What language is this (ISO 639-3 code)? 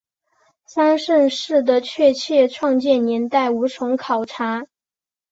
zho